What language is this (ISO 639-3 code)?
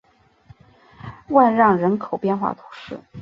zho